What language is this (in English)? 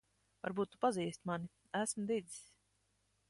Latvian